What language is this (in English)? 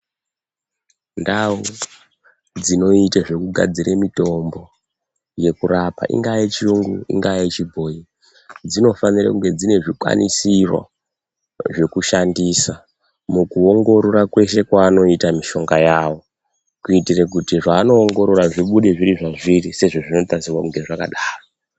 Ndau